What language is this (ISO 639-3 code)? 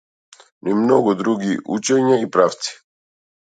mkd